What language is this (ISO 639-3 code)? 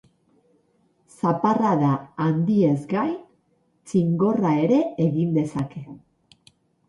eus